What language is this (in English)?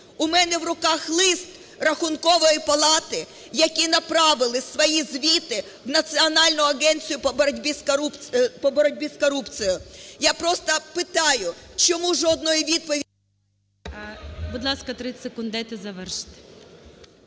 Ukrainian